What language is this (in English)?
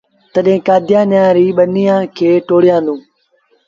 Sindhi Bhil